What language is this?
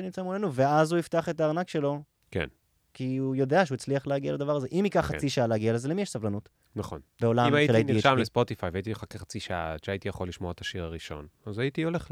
Hebrew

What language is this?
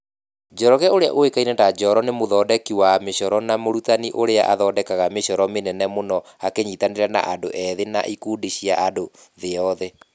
Kikuyu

